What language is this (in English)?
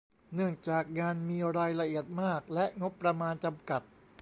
Thai